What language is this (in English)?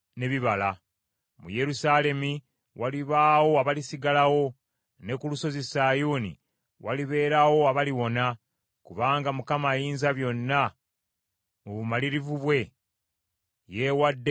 Ganda